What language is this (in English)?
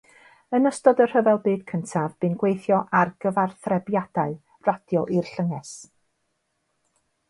Welsh